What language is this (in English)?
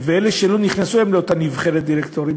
Hebrew